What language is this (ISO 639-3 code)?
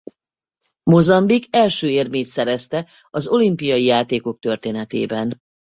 hun